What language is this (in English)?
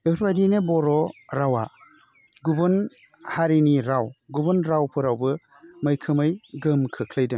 Bodo